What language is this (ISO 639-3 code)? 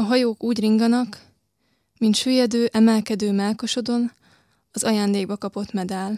hun